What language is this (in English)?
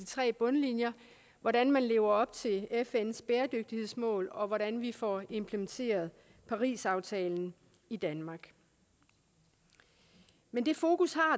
Danish